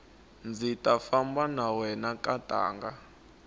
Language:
Tsonga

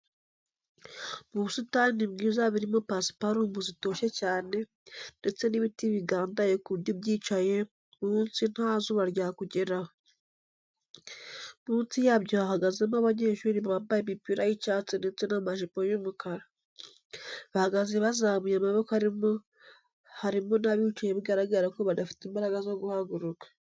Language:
Kinyarwanda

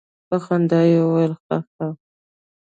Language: Pashto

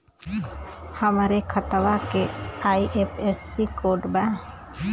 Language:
Bhojpuri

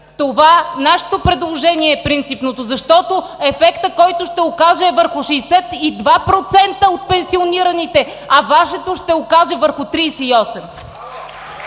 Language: Bulgarian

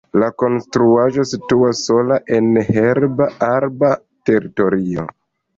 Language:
Esperanto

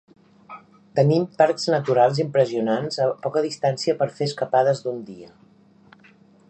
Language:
Catalan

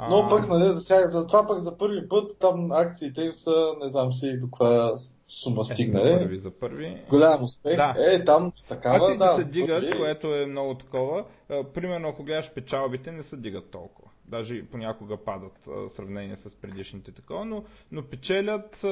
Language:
Bulgarian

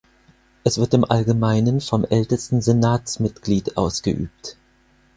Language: German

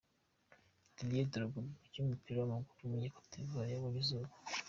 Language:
Kinyarwanda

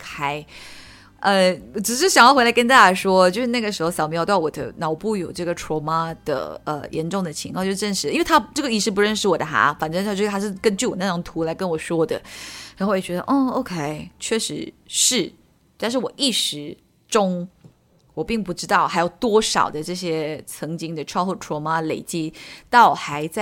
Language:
Chinese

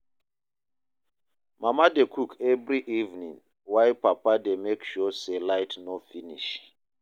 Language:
Nigerian Pidgin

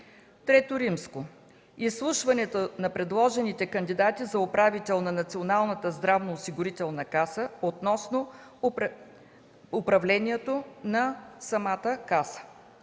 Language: Bulgarian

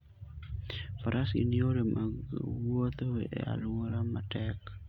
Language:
Luo (Kenya and Tanzania)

